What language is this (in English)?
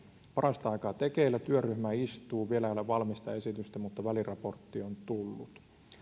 Finnish